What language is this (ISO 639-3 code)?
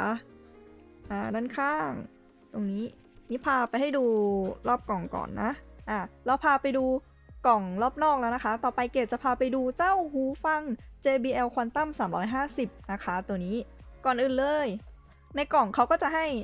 tha